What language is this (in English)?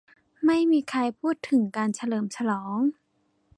Thai